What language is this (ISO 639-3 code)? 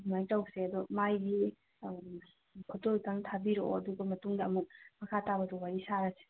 mni